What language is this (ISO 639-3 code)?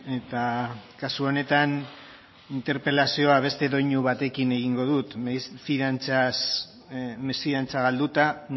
eus